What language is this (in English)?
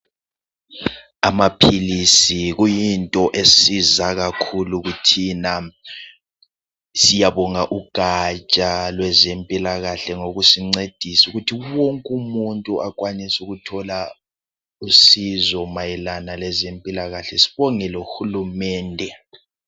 North Ndebele